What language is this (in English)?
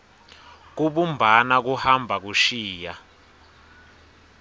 Swati